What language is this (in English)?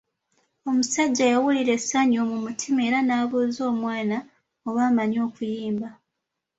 Ganda